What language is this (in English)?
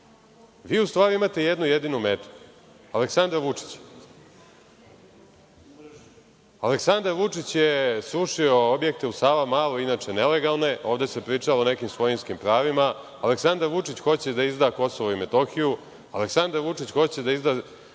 Serbian